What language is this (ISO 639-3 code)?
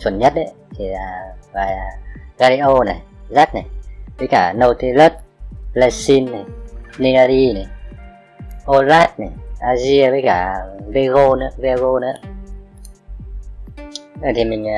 vie